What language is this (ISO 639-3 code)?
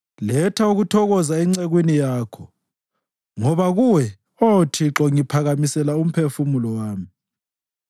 nde